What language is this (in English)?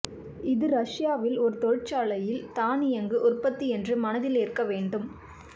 Tamil